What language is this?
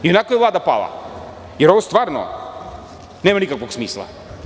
Serbian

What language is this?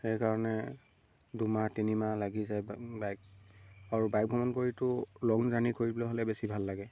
Assamese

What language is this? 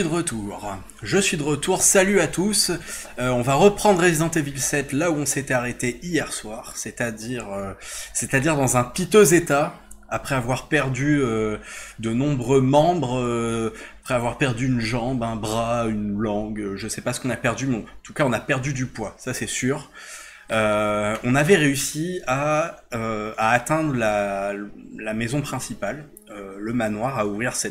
French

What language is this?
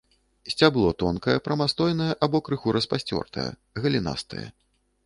Belarusian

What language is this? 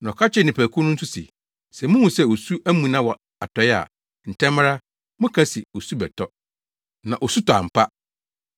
Akan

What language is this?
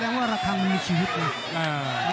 Thai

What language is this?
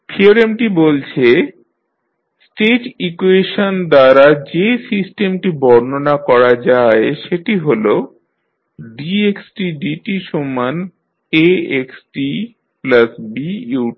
Bangla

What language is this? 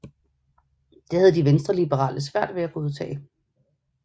Danish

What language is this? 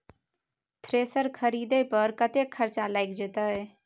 Maithili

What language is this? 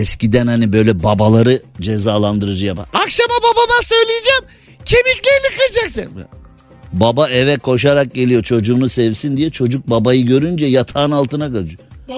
Turkish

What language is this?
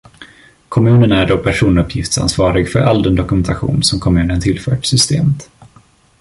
Swedish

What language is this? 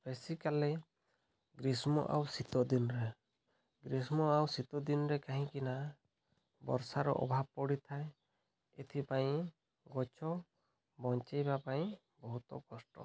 Odia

